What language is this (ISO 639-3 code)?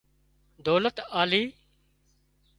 kxp